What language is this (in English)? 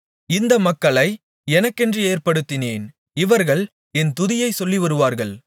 Tamil